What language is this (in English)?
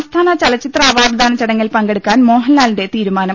Malayalam